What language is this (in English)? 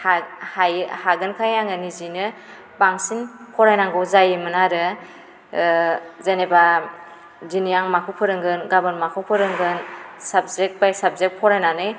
Bodo